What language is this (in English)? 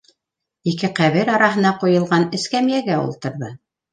Bashkir